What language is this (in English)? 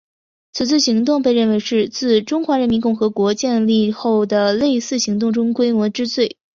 Chinese